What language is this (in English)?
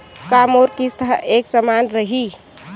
Chhattisgarhi